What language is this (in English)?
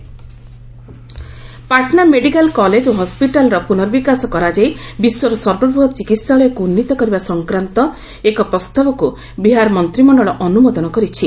Odia